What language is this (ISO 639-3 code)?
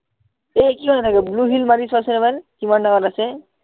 asm